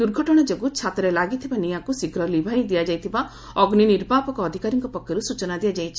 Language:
Odia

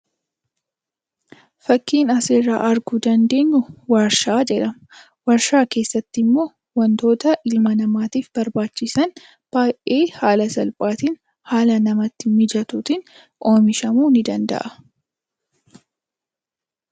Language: Oromo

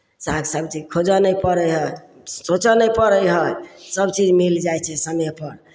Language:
Maithili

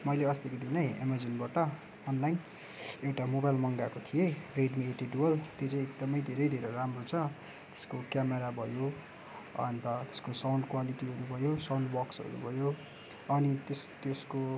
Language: Nepali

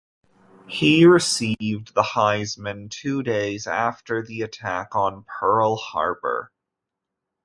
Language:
English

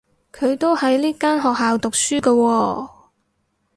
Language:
Cantonese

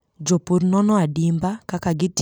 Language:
Luo (Kenya and Tanzania)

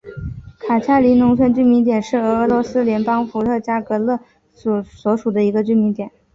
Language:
Chinese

